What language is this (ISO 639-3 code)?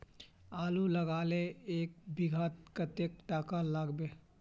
mag